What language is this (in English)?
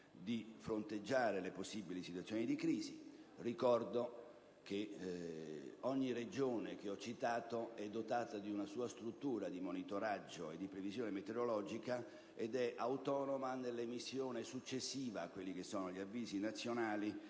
Italian